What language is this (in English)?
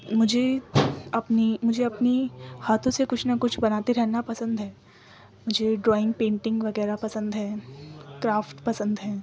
Urdu